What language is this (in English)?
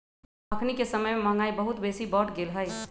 Magahi